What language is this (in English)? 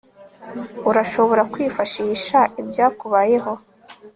Kinyarwanda